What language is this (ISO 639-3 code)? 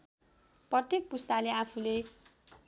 nep